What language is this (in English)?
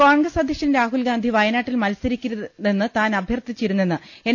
Malayalam